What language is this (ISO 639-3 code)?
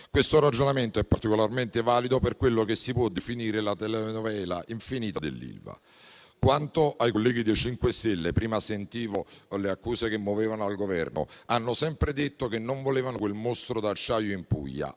ita